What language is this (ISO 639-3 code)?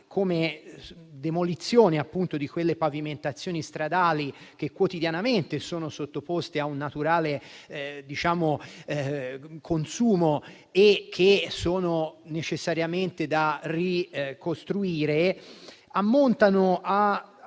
ita